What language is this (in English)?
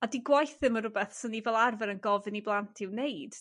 Welsh